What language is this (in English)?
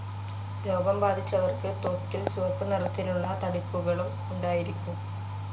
Malayalam